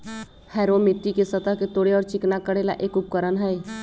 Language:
Magahi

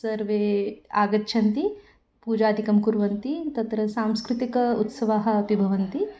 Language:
Sanskrit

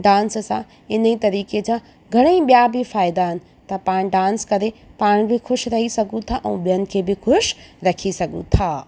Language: Sindhi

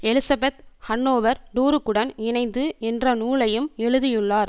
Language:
Tamil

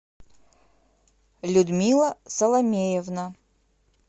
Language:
Russian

